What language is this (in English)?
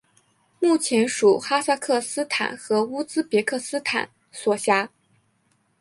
Chinese